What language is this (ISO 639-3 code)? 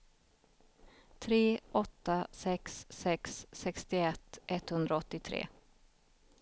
swe